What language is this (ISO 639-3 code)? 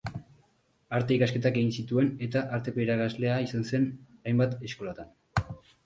eus